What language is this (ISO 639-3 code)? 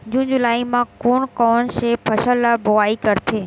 hne